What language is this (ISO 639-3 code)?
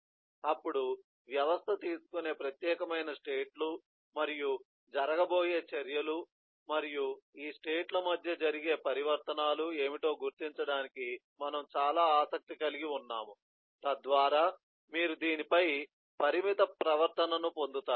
tel